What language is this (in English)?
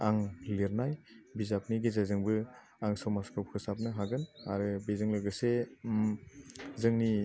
Bodo